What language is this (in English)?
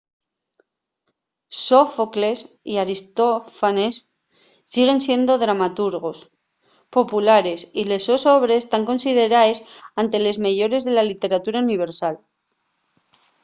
Asturian